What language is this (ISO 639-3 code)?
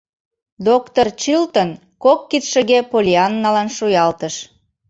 chm